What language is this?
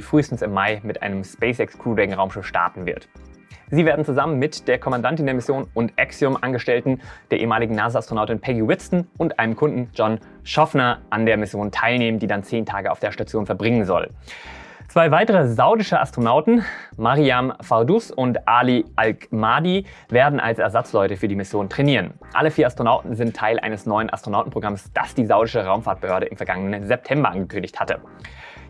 German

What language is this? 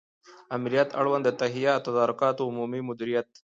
Pashto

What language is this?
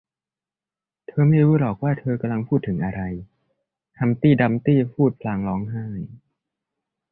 Thai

